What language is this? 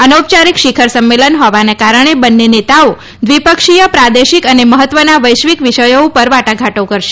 Gujarati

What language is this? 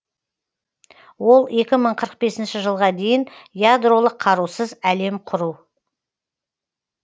Kazakh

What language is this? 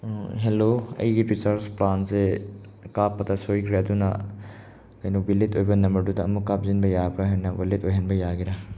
Manipuri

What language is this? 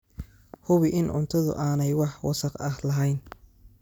Somali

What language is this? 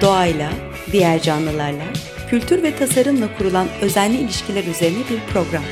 Turkish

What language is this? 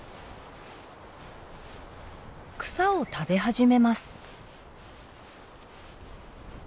Japanese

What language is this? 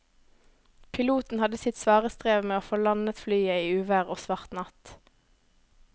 Norwegian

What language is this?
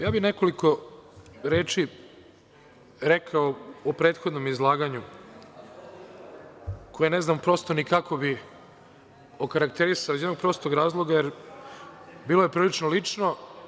Serbian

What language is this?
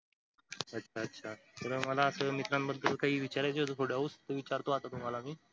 Marathi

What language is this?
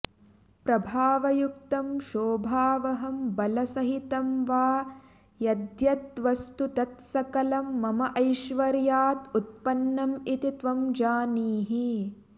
Sanskrit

